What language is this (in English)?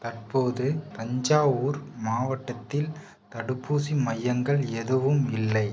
Tamil